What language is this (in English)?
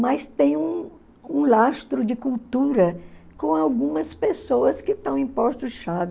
Portuguese